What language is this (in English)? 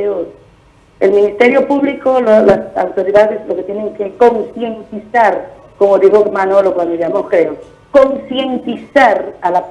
Spanish